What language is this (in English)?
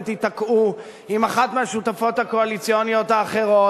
Hebrew